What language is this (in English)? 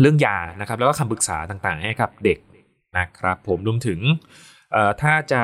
Thai